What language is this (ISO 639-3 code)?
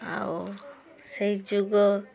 ori